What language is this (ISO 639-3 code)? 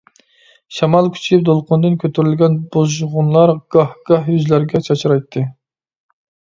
uig